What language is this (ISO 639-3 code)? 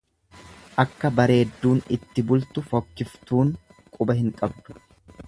orm